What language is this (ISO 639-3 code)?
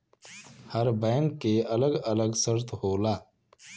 bho